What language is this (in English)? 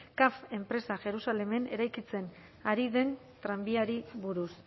Basque